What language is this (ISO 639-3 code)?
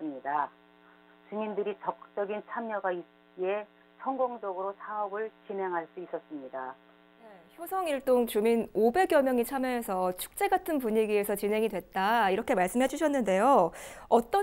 kor